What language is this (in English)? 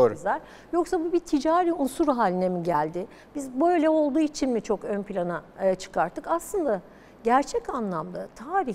Turkish